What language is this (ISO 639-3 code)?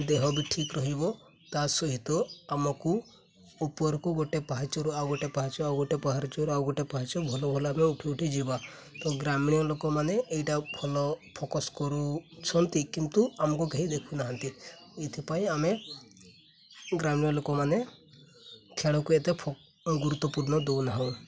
ori